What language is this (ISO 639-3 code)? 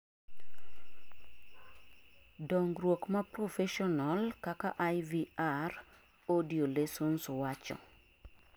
luo